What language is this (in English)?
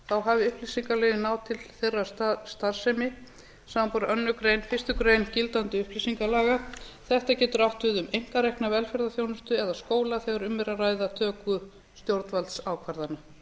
Icelandic